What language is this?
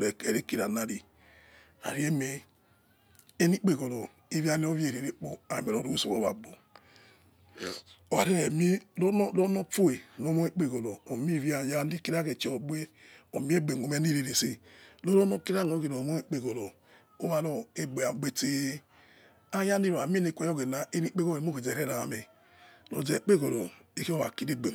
Yekhee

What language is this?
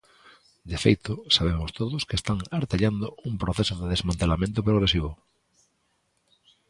Galician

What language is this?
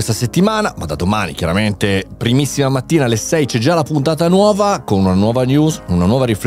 Italian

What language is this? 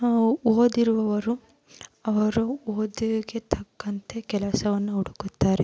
Kannada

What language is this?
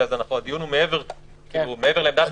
Hebrew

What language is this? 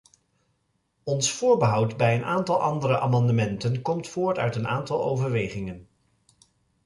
Dutch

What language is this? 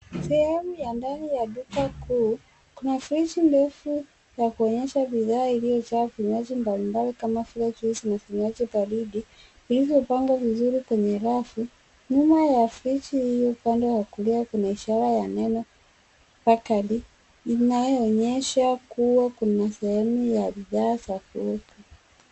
Swahili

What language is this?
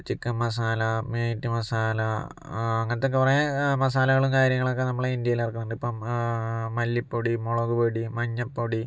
Malayalam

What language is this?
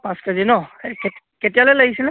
Assamese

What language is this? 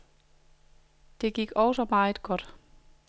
Danish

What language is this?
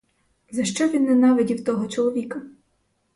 Ukrainian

